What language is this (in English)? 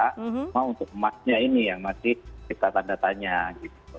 Indonesian